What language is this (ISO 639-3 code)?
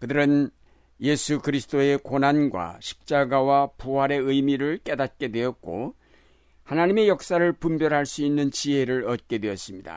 kor